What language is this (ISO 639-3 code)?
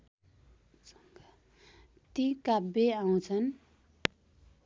nep